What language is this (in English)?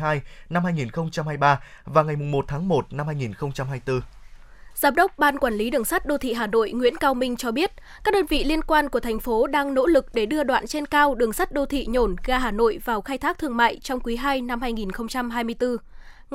Vietnamese